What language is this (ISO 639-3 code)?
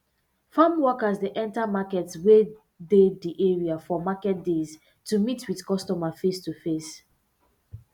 pcm